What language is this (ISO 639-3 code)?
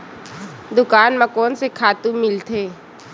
hne